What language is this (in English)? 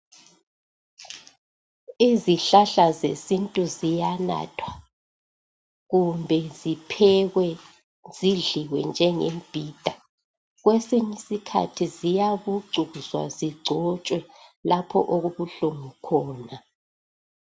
North Ndebele